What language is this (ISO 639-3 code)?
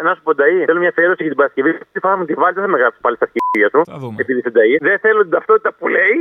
ell